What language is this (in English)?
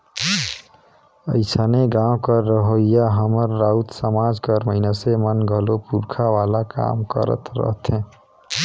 Chhattisgarhi